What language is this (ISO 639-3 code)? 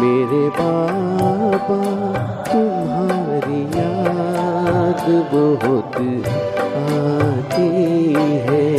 hin